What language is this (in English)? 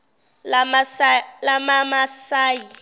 Zulu